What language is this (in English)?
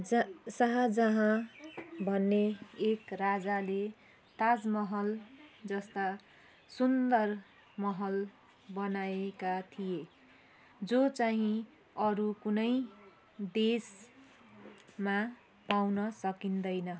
Nepali